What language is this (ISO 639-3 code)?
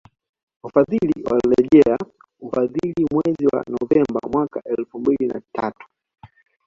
swa